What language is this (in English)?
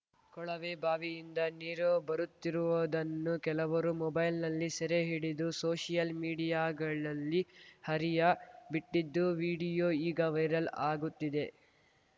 Kannada